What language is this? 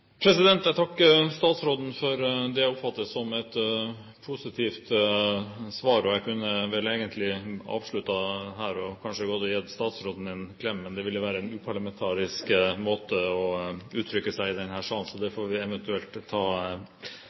Norwegian Bokmål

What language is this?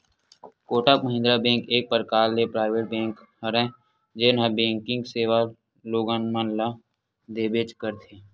Chhattisgarhi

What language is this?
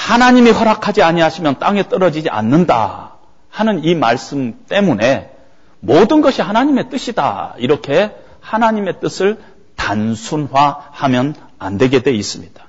Korean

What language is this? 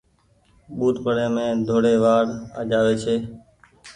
Goaria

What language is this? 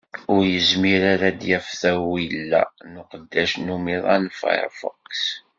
Kabyle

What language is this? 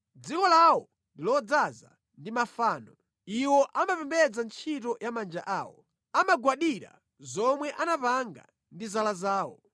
Nyanja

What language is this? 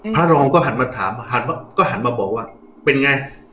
Thai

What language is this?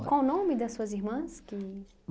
Portuguese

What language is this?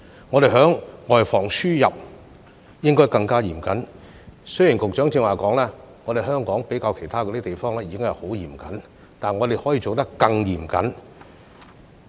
Cantonese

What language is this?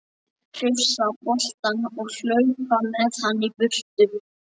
Icelandic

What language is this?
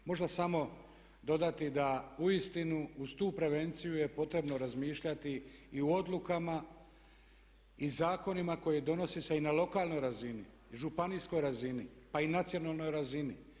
Croatian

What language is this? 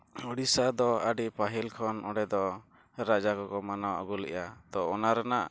Santali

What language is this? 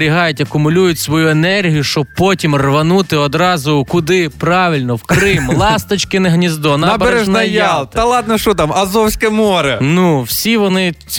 Ukrainian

